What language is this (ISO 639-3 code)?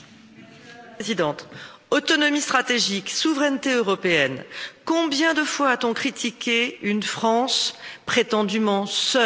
fra